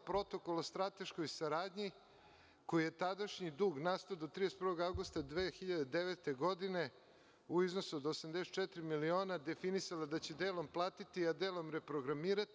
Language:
Serbian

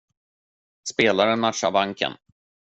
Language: Swedish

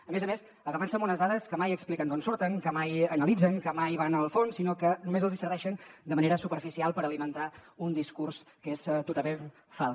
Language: Catalan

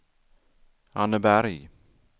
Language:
Swedish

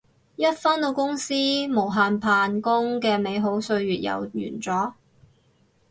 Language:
Cantonese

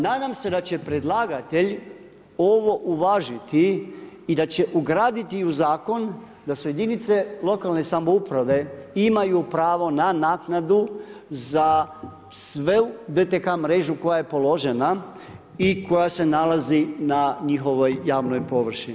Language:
Croatian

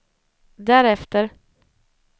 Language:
Swedish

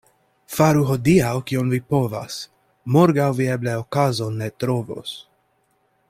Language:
Esperanto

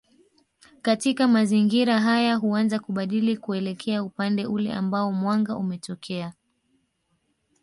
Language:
Swahili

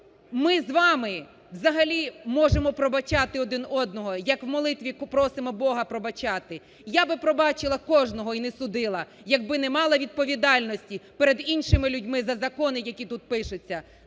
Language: Ukrainian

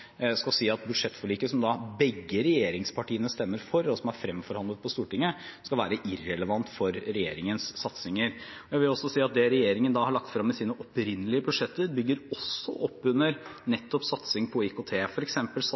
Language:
Norwegian Bokmål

